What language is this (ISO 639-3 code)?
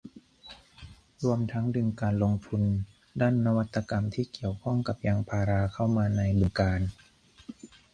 tha